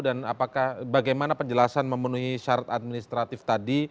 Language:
Indonesian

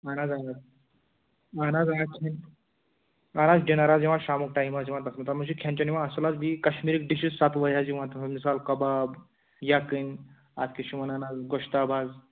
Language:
Kashmiri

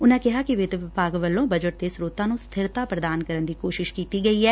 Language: Punjabi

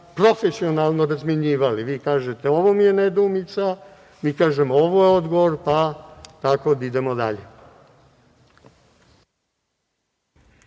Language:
Serbian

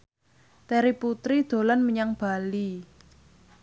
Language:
Javanese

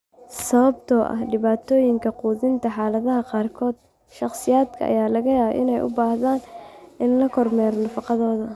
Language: Somali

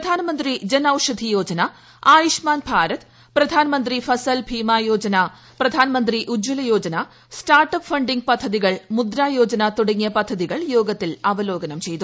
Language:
Malayalam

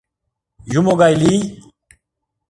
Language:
Mari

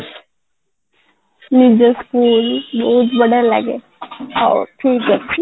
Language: Odia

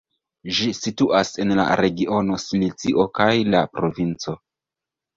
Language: Esperanto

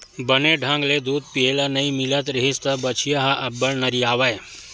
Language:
Chhattisgarhi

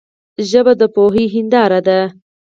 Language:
Pashto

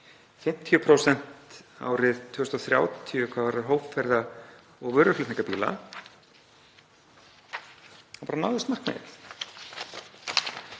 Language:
Icelandic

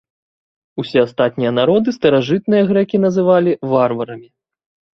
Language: Belarusian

